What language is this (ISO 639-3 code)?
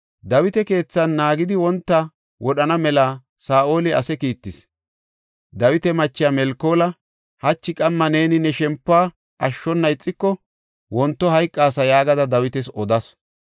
gof